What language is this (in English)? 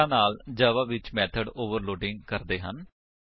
Punjabi